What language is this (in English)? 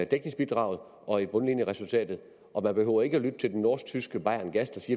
Danish